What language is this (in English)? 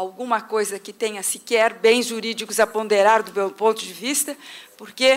Portuguese